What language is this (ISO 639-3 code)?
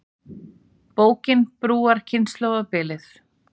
isl